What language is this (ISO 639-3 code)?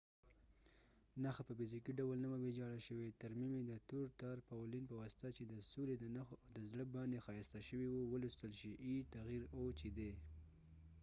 pus